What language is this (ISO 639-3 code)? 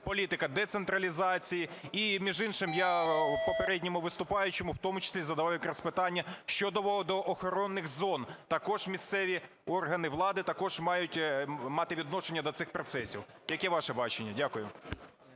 ukr